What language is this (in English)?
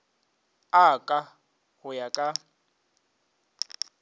Northern Sotho